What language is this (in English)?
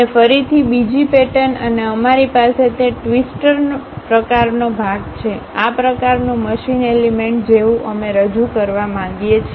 Gujarati